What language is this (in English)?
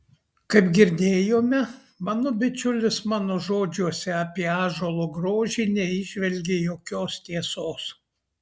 Lithuanian